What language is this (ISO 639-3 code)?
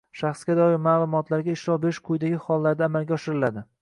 uzb